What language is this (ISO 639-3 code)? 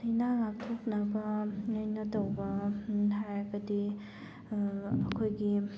mni